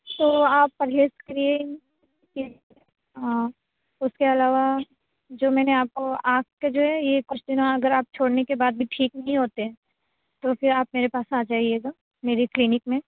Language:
Urdu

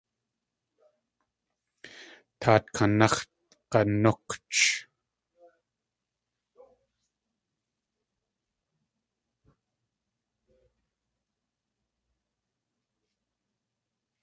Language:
Tlingit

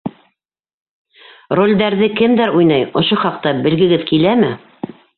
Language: Bashkir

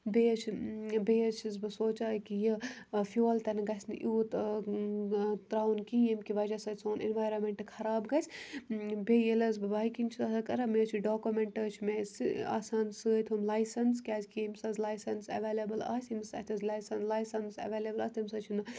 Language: Kashmiri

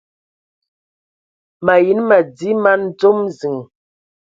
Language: Ewondo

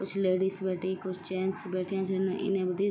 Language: Garhwali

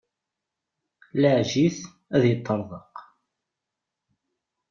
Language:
Kabyle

